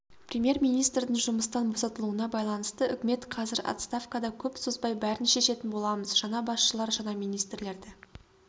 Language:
Kazakh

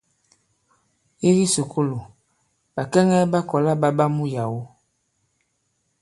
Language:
Bankon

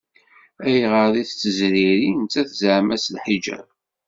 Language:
Kabyle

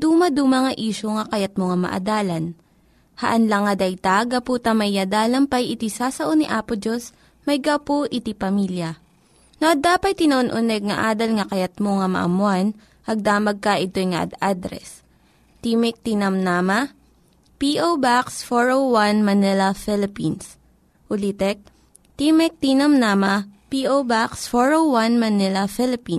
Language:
Filipino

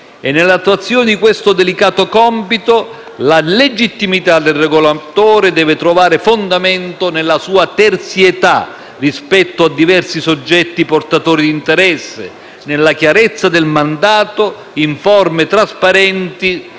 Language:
Italian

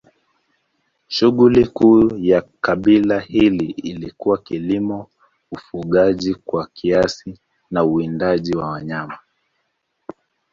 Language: Swahili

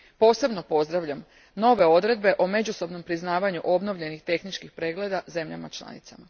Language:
Croatian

